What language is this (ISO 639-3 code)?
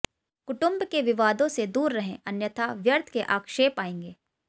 hin